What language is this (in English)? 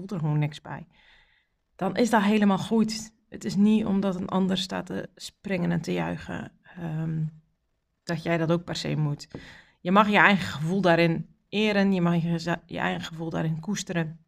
Dutch